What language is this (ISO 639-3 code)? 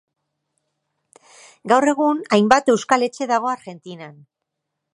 eus